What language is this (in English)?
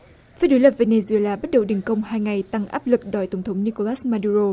Vietnamese